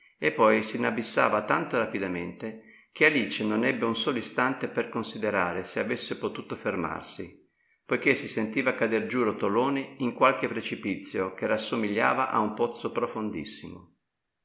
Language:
Italian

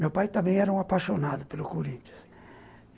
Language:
Portuguese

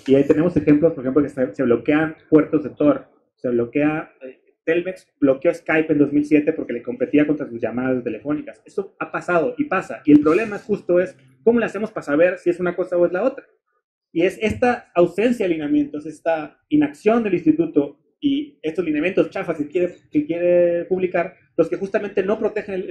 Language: Spanish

